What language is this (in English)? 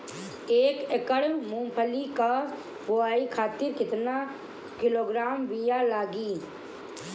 Bhojpuri